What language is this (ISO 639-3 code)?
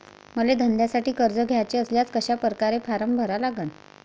mar